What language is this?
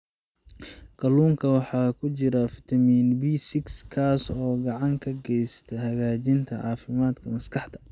Somali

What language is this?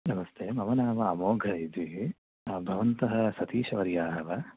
Sanskrit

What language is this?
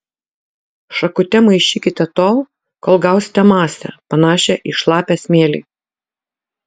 Lithuanian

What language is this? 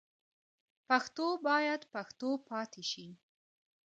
Pashto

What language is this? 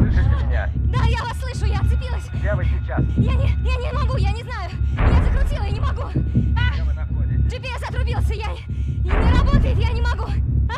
Russian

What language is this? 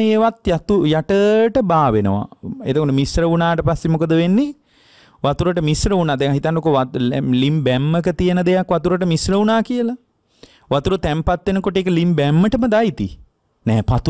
Indonesian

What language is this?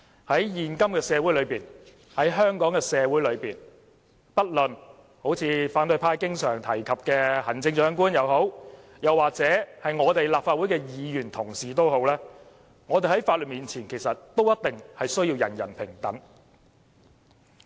Cantonese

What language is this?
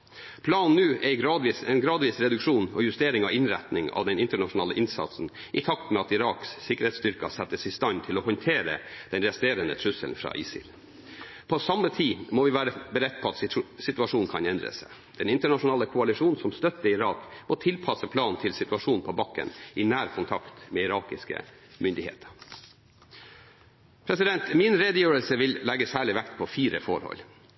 Norwegian Bokmål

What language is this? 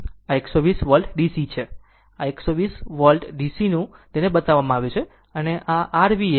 Gujarati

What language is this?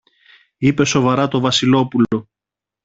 Greek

